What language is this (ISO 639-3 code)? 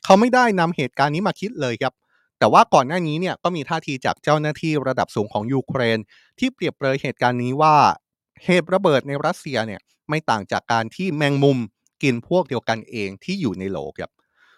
tha